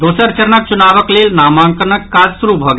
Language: Maithili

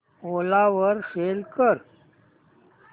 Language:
Marathi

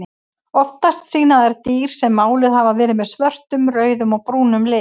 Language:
Icelandic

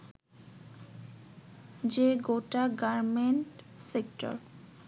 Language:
Bangla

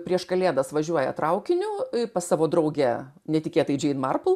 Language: Lithuanian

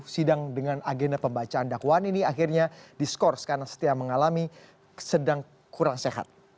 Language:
Indonesian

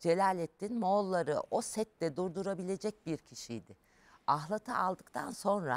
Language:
Turkish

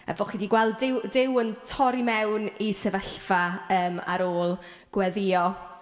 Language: Welsh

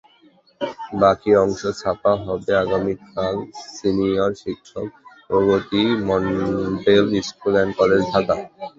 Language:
Bangla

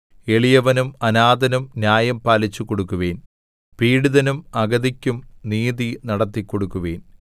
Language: Malayalam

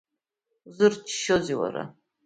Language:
Abkhazian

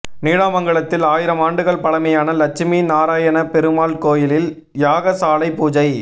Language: Tamil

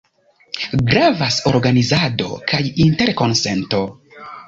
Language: Esperanto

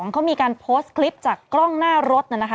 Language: Thai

